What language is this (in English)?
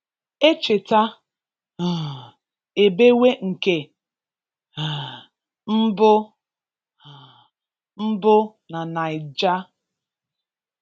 Igbo